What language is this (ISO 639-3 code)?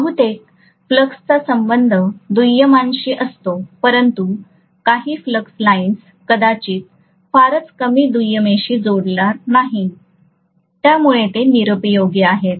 mar